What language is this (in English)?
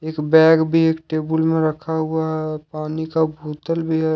Hindi